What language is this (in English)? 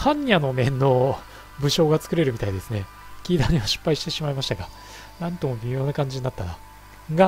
Japanese